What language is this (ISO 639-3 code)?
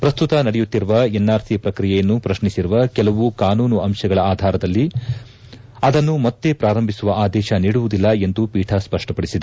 kan